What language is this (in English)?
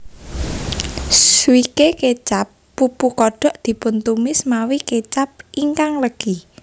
Javanese